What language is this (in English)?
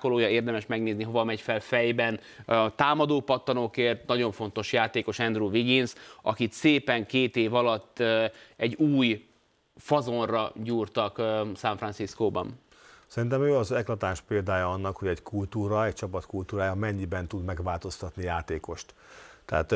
Hungarian